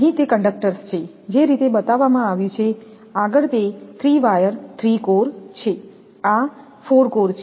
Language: Gujarati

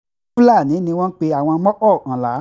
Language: Yoruba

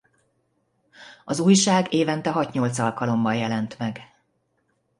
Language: Hungarian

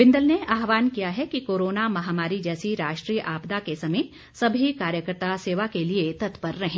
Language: Hindi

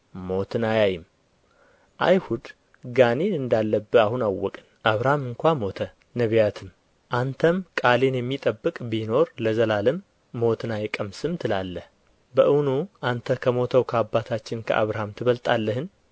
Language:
Amharic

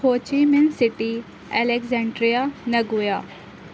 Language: Urdu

